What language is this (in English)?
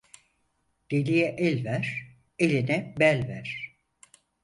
Turkish